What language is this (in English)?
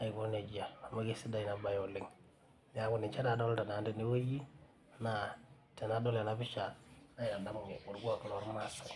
Masai